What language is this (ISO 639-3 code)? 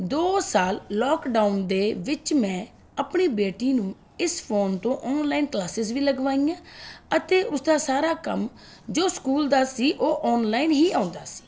pan